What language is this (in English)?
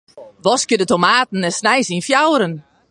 Western Frisian